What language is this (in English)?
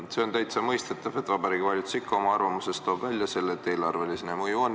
Estonian